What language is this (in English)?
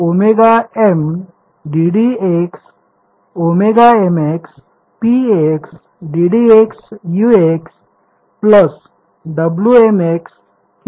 Marathi